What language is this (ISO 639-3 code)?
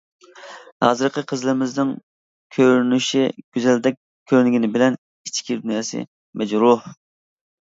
uig